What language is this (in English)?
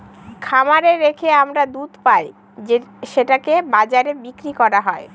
Bangla